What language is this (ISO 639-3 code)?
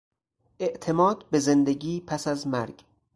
fas